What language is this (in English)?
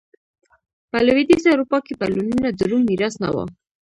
Pashto